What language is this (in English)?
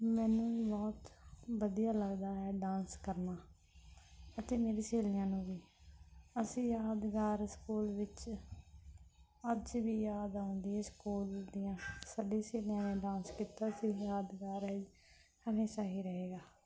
Punjabi